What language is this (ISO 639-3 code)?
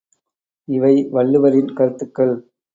tam